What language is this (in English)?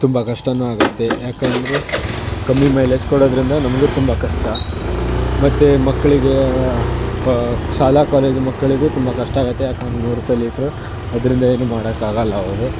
Kannada